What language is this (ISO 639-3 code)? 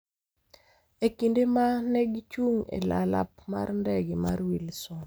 luo